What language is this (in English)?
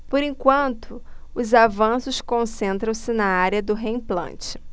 Portuguese